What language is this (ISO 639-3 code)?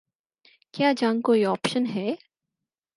urd